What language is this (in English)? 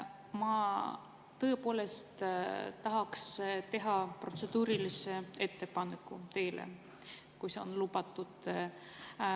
Estonian